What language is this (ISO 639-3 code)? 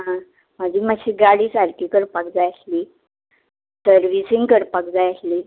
kok